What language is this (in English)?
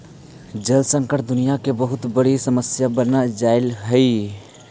Magahi